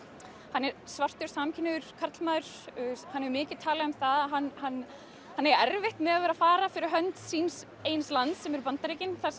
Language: Icelandic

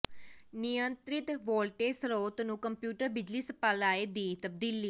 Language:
Punjabi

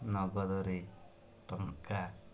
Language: Odia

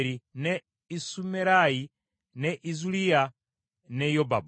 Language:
Ganda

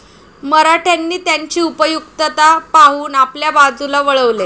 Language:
Marathi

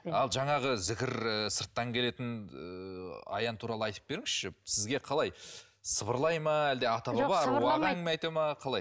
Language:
Kazakh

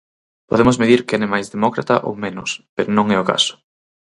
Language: Galician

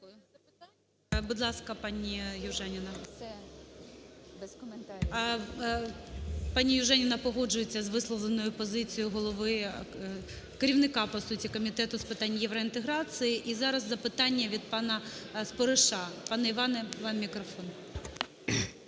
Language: Ukrainian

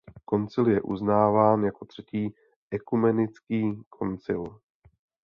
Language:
Czech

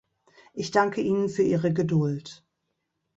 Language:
German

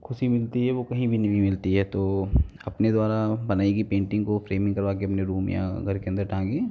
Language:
Hindi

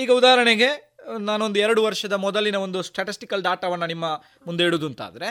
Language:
Kannada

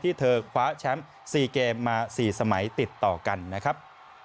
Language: Thai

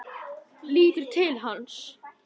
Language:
Icelandic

